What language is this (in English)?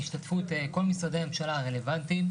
Hebrew